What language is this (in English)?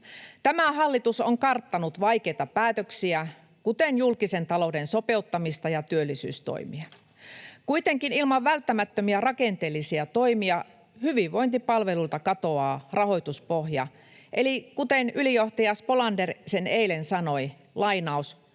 Finnish